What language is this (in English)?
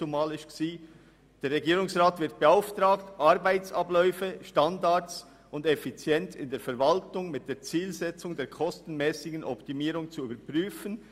Swiss German